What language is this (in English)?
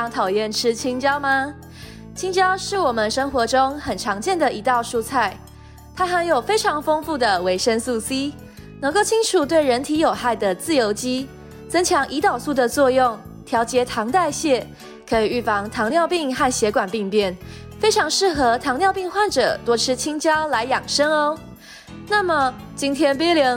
Chinese